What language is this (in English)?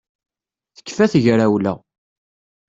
Kabyle